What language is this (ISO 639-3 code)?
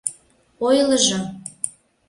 chm